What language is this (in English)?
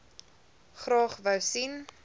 Afrikaans